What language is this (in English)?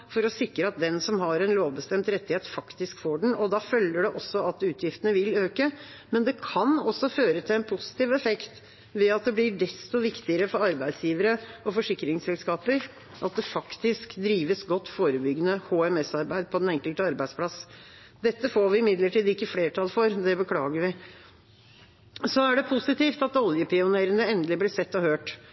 Norwegian Bokmål